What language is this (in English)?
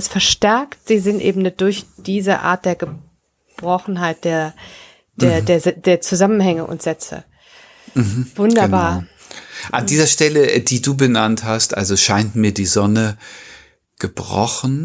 German